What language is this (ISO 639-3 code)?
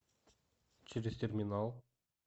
rus